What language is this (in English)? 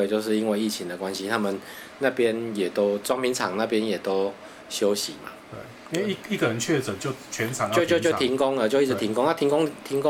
Chinese